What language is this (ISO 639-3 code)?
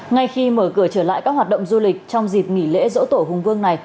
vie